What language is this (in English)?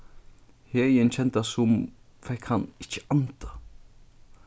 Faroese